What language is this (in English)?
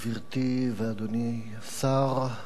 Hebrew